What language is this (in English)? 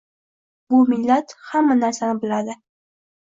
Uzbek